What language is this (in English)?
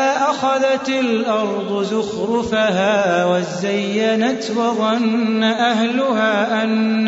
Arabic